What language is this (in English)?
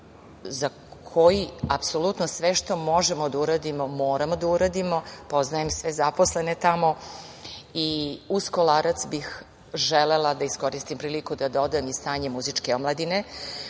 Serbian